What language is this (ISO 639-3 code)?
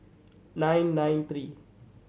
eng